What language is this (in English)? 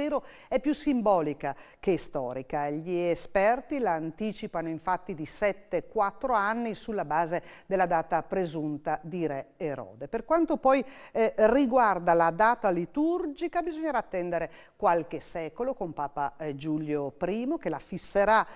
Italian